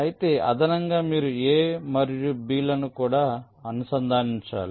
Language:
Telugu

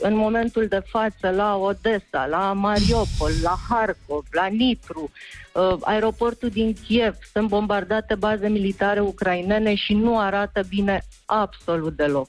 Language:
Romanian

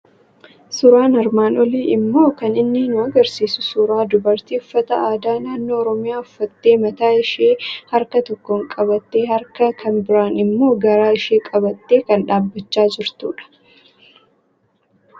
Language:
Oromo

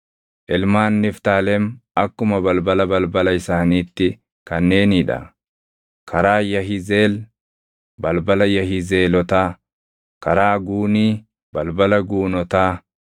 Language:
Oromo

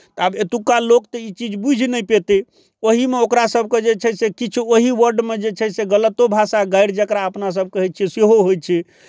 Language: Maithili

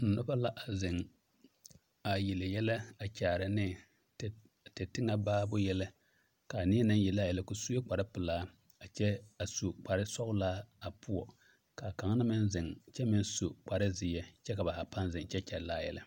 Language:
Southern Dagaare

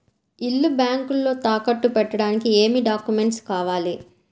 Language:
Telugu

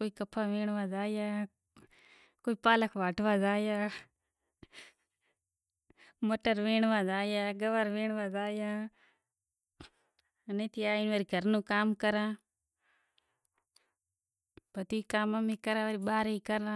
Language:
Kachi Koli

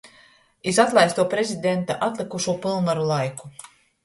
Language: Latgalian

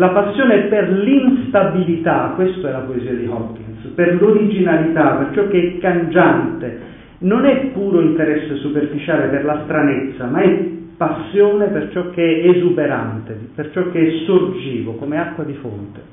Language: Italian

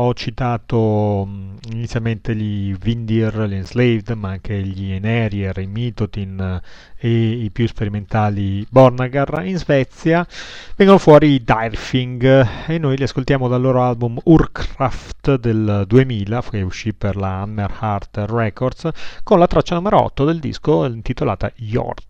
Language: Italian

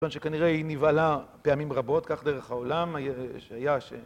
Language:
Hebrew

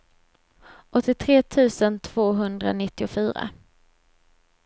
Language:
Swedish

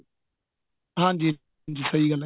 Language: Punjabi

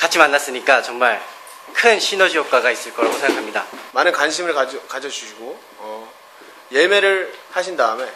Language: Korean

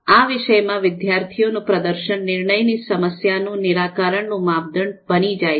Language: Gujarati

